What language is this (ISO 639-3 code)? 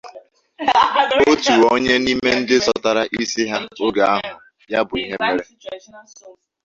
ibo